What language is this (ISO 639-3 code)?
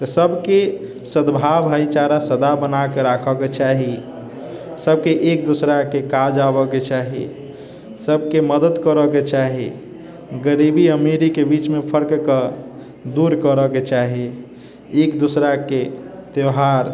mai